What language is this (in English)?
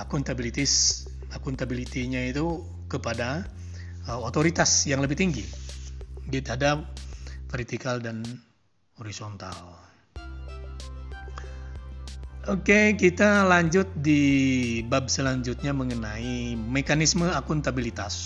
Indonesian